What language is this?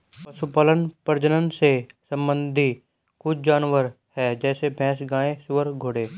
Hindi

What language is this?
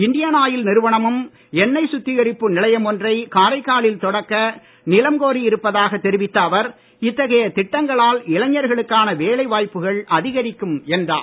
Tamil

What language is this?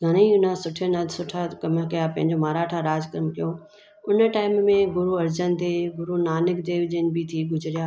Sindhi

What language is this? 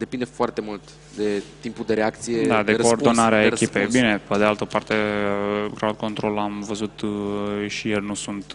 Romanian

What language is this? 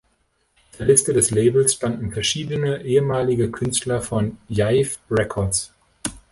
German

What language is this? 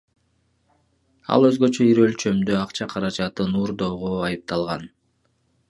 Kyrgyz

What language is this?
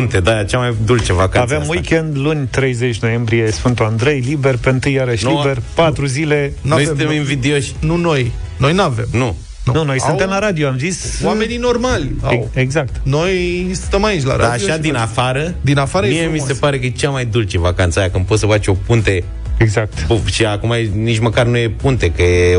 Romanian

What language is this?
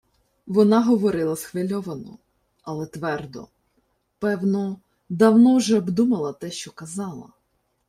Ukrainian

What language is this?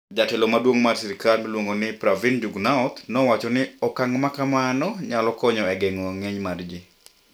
Luo (Kenya and Tanzania)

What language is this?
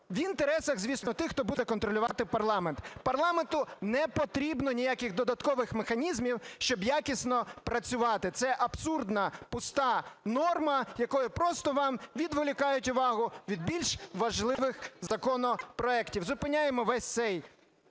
Ukrainian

